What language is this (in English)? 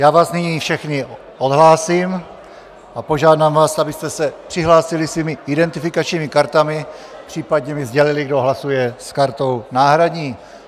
Czech